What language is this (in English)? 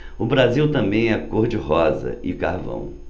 Portuguese